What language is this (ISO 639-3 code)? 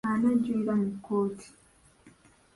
lug